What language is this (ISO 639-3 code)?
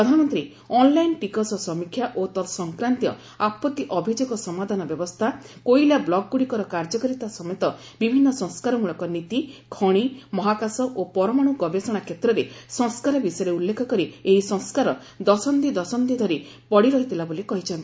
ori